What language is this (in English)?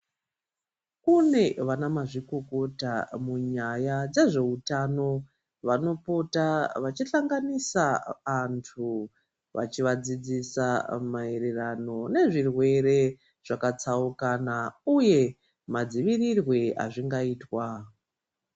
Ndau